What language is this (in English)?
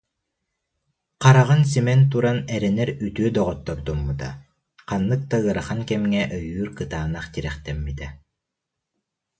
Yakut